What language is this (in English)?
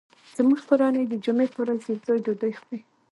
Pashto